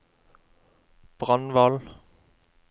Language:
Norwegian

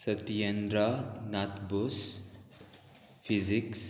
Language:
Konkani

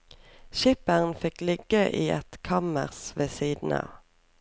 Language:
Norwegian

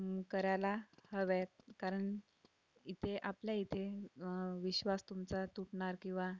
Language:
Marathi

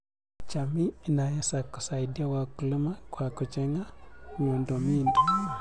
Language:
Kalenjin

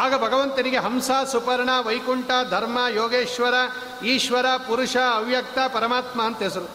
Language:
Kannada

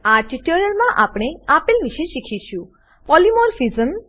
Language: Gujarati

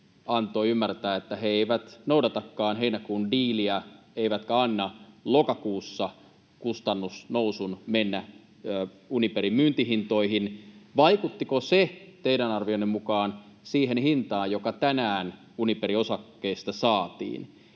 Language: Finnish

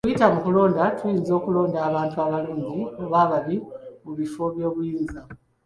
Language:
Ganda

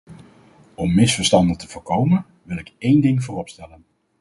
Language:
Dutch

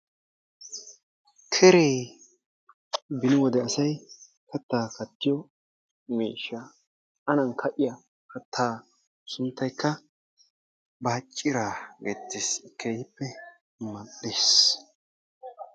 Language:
Wolaytta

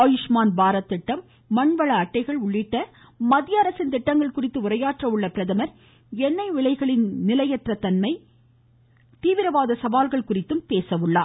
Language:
Tamil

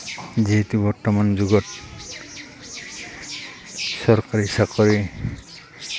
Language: Assamese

